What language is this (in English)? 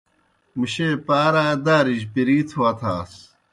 Kohistani Shina